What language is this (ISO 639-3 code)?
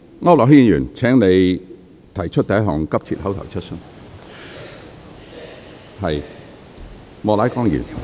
yue